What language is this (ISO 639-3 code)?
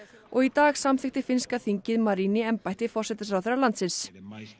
isl